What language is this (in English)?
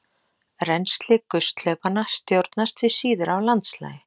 Icelandic